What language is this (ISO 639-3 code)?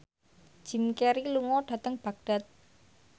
jav